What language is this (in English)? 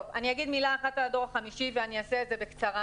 Hebrew